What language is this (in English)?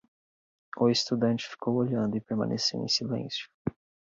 Portuguese